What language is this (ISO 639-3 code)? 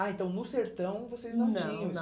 por